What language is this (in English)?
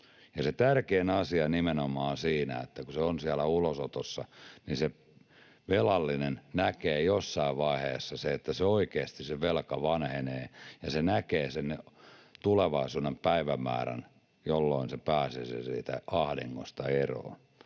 Finnish